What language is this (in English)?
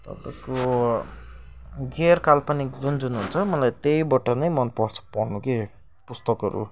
Nepali